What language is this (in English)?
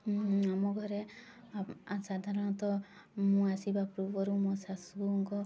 Odia